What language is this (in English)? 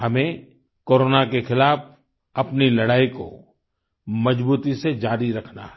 Hindi